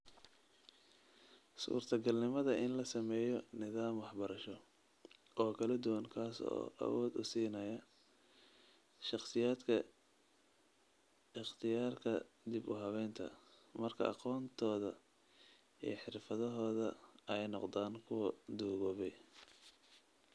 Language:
Somali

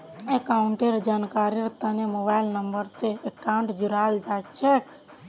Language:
Magahi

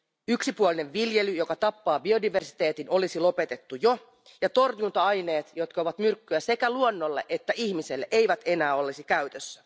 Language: Finnish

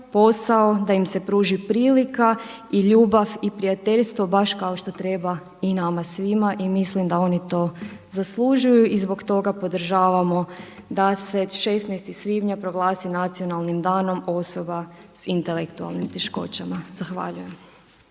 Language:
Croatian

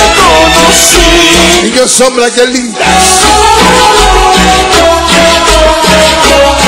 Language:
Spanish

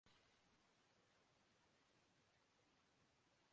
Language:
Urdu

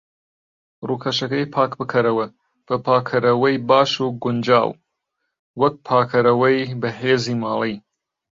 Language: Central Kurdish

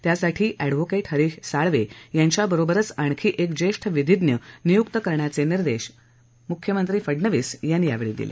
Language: Marathi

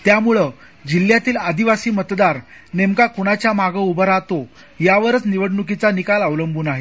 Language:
Marathi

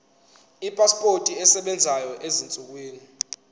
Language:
Zulu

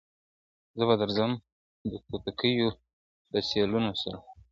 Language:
Pashto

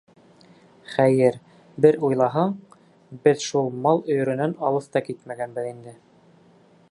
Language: Bashkir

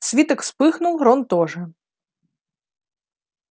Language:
Russian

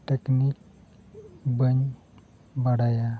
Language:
Santali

